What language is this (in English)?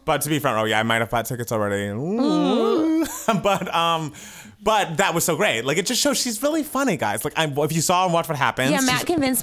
English